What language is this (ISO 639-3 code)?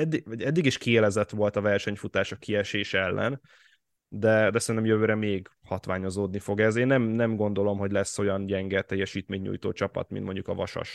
hun